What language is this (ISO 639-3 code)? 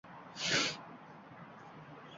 uzb